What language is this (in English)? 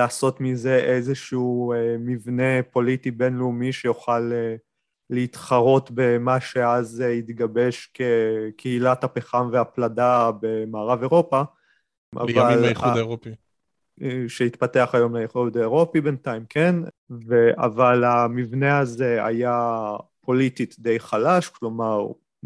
Hebrew